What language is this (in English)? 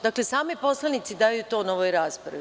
Serbian